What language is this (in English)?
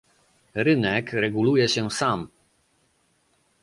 Polish